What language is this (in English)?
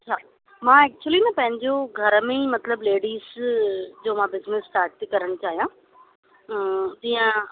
Sindhi